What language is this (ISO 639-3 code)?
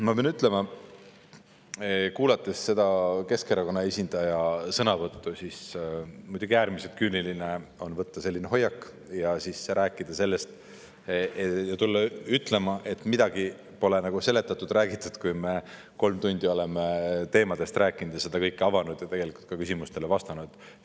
est